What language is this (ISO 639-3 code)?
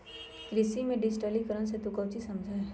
mag